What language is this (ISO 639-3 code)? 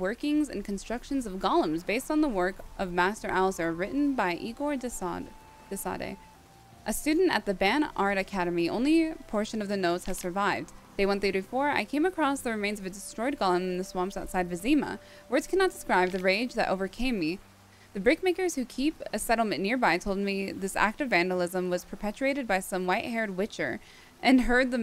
eng